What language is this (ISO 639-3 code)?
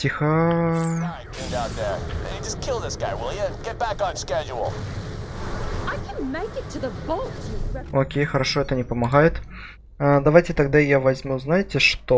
rus